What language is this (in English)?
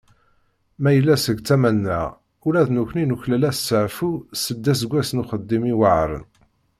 Kabyle